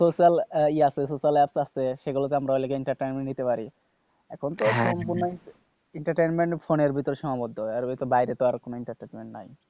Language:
Bangla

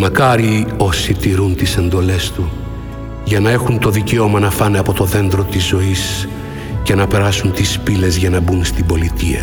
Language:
Greek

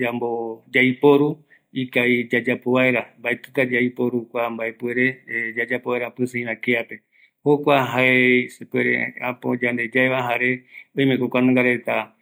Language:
Eastern Bolivian Guaraní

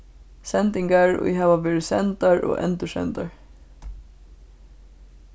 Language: Faroese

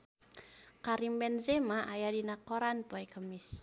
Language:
Sundanese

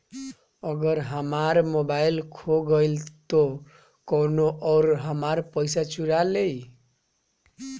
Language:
Bhojpuri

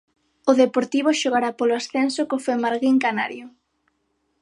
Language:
Galician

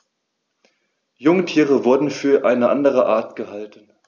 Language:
German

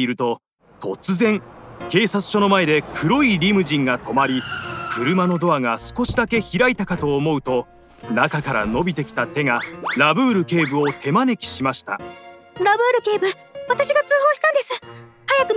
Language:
Japanese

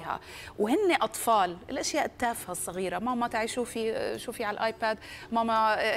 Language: Arabic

